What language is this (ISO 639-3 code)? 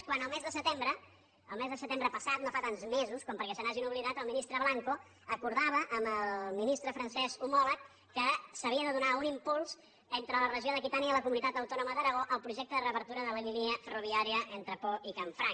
cat